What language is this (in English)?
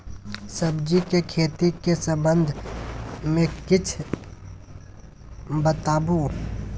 Maithili